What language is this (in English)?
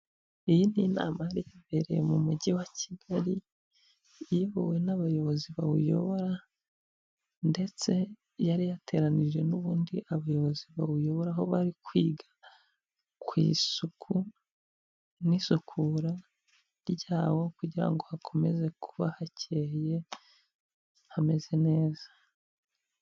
Kinyarwanda